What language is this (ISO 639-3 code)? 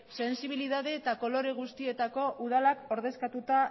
eus